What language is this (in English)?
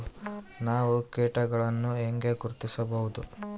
Kannada